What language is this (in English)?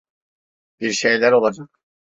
Turkish